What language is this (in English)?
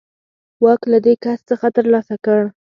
Pashto